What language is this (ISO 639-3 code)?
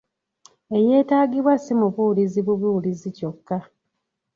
lug